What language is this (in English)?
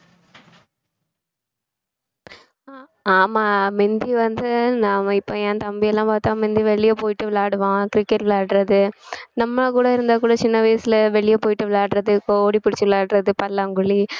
Tamil